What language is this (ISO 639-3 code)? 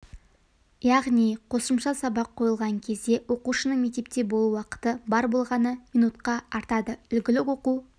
kaz